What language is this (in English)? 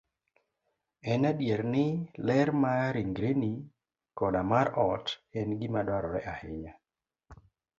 Luo (Kenya and Tanzania)